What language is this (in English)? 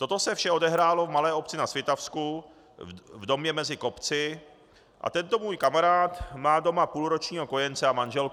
Czech